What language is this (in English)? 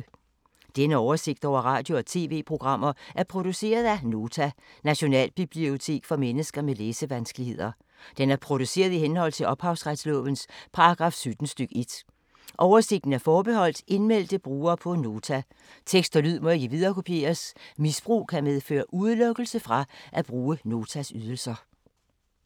Danish